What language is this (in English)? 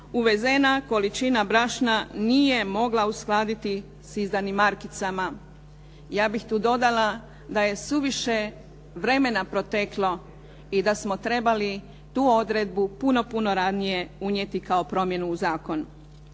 Croatian